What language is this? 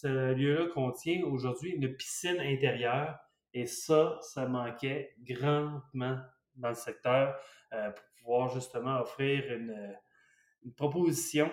French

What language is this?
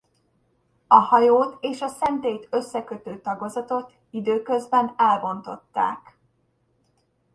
Hungarian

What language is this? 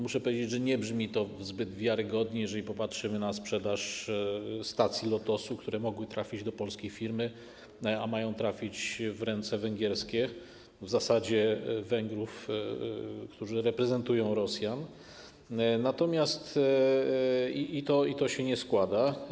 Polish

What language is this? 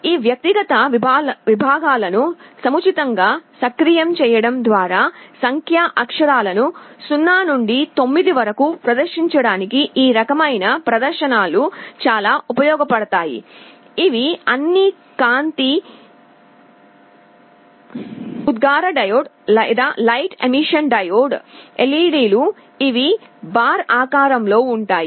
Telugu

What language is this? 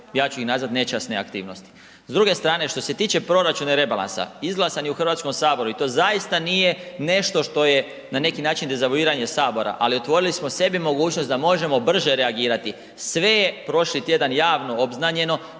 Croatian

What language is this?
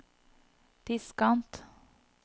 Norwegian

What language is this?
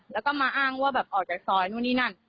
Thai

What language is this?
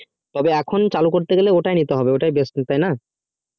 Bangla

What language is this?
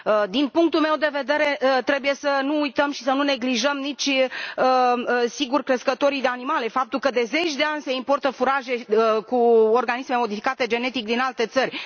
Romanian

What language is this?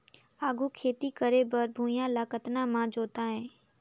Chhattisgarhi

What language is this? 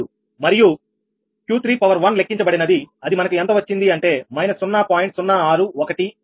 Telugu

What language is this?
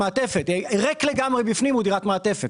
Hebrew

